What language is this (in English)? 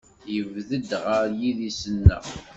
Kabyle